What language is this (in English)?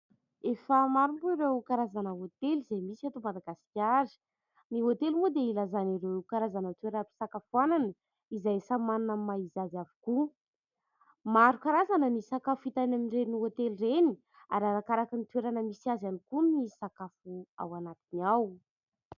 Malagasy